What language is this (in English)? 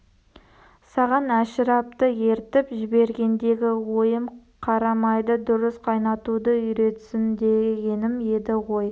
Kazakh